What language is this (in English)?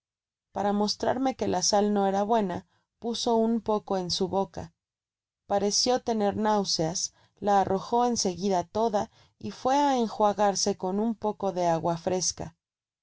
Spanish